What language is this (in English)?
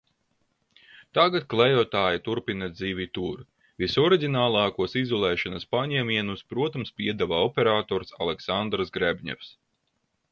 Latvian